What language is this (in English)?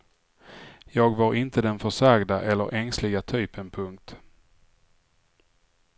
Swedish